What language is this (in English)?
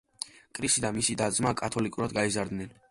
Georgian